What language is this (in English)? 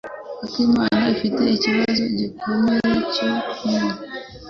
Kinyarwanda